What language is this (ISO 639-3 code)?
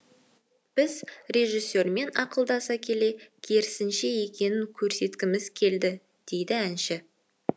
kaz